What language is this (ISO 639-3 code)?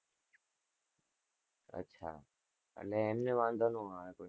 guj